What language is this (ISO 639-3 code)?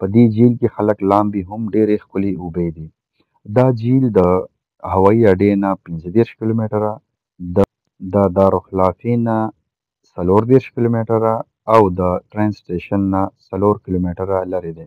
ara